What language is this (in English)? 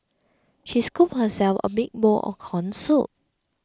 English